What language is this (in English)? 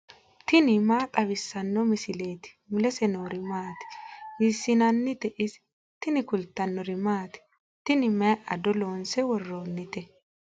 Sidamo